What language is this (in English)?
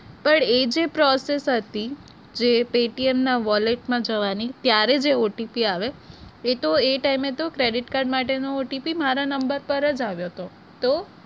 Gujarati